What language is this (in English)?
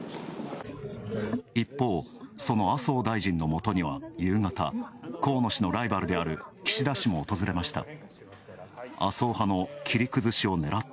Japanese